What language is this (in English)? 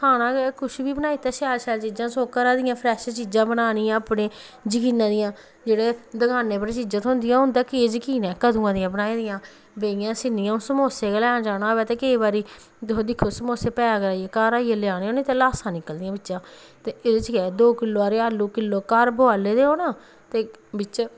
Dogri